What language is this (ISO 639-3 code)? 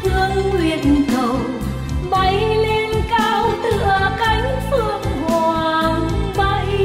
vie